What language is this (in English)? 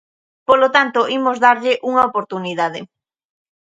Galician